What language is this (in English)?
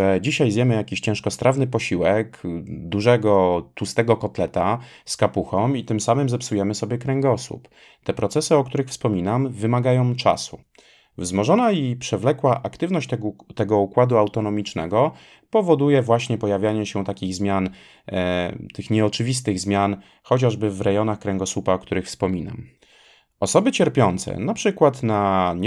Polish